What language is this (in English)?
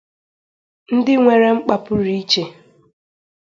Igbo